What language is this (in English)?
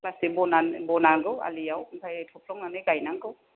Bodo